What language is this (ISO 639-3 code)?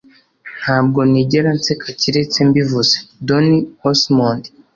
kin